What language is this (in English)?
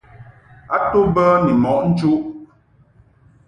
Mungaka